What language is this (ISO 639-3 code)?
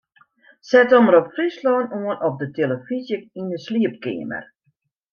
fry